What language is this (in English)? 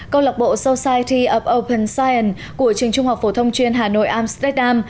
Vietnamese